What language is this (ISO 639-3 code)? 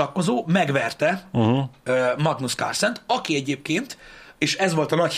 hun